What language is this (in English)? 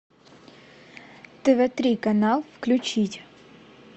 Russian